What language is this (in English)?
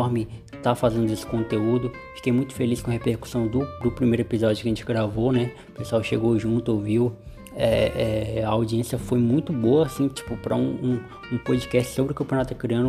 Portuguese